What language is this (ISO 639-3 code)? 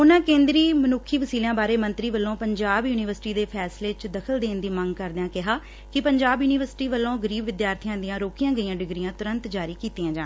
pan